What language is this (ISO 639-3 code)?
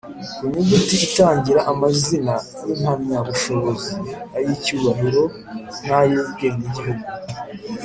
kin